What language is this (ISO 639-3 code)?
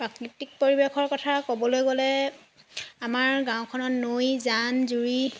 asm